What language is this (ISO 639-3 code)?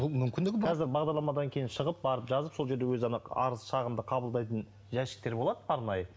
kaz